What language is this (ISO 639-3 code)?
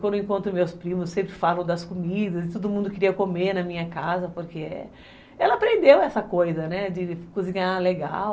por